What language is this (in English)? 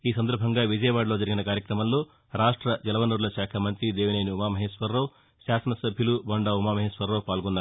Telugu